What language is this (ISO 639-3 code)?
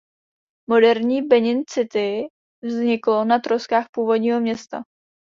ces